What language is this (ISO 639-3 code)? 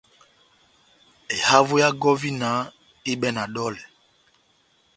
bnm